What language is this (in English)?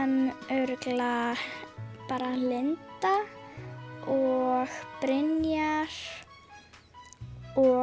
Icelandic